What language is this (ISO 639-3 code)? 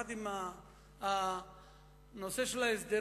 heb